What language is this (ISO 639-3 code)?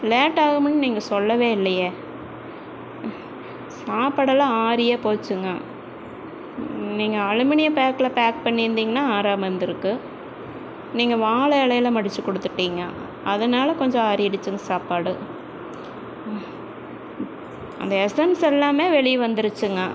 tam